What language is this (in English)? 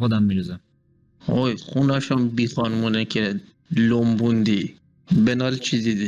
Persian